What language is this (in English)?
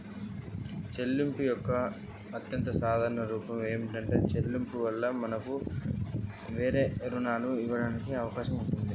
Telugu